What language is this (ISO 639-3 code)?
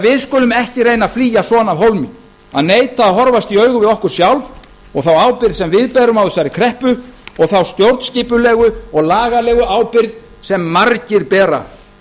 isl